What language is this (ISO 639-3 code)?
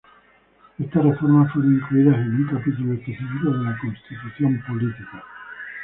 spa